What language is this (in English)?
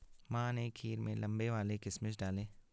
Hindi